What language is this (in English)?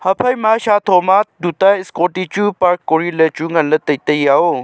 Wancho Naga